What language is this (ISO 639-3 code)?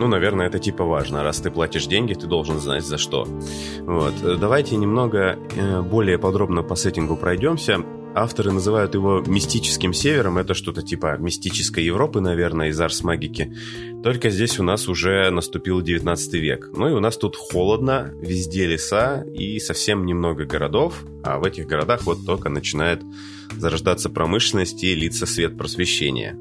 rus